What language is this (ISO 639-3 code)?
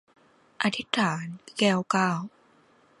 tha